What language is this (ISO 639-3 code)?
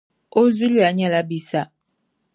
dag